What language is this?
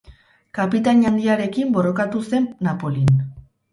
Basque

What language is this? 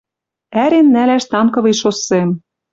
Western Mari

